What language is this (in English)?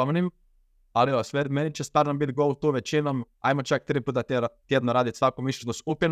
Croatian